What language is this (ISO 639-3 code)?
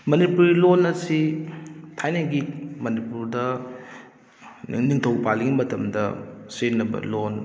mni